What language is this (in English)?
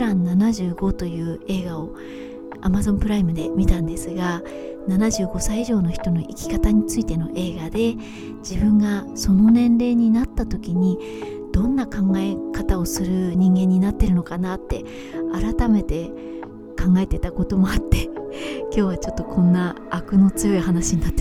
Japanese